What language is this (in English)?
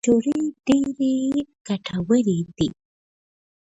Pashto